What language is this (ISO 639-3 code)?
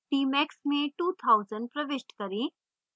hin